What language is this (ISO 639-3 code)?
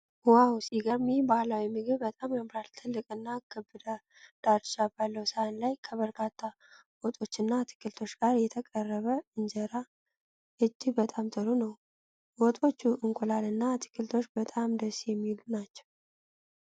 amh